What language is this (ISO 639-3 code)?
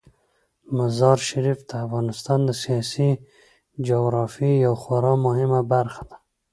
pus